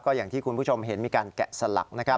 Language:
Thai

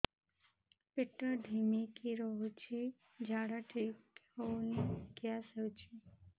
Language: Odia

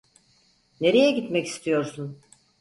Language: Turkish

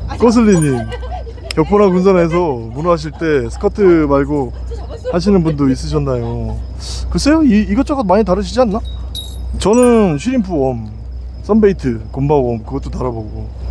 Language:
Korean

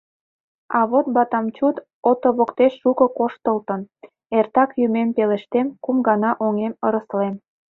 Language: Mari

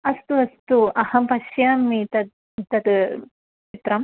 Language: Sanskrit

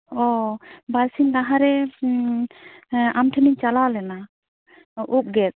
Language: Santali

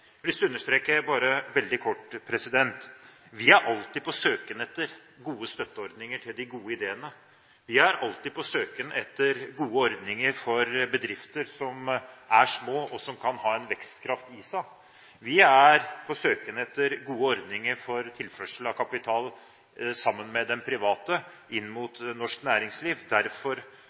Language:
Norwegian Bokmål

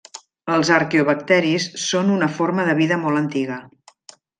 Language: Catalan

